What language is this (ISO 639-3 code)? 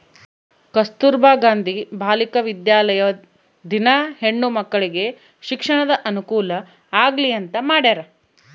kan